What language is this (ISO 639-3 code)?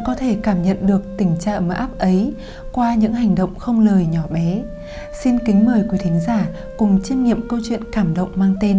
vie